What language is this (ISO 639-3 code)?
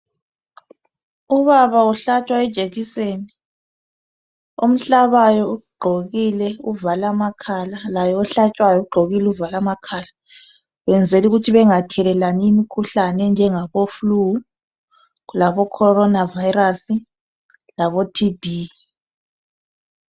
nde